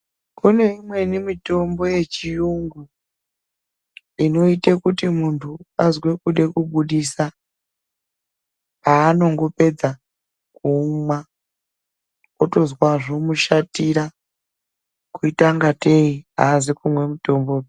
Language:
Ndau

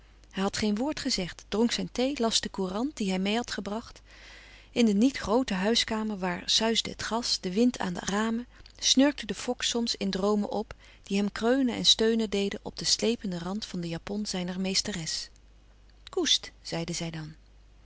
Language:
Dutch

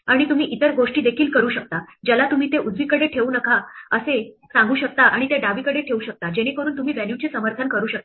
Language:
Marathi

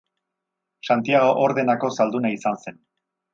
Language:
Basque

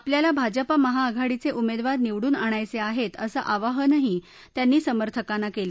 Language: Marathi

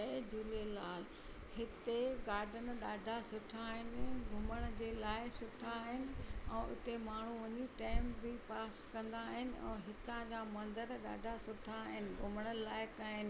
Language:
Sindhi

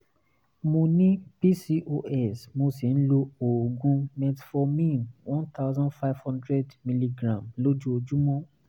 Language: Yoruba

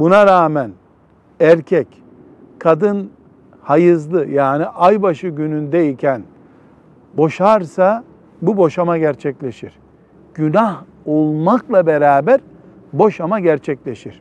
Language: Turkish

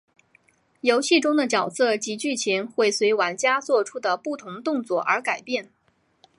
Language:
Chinese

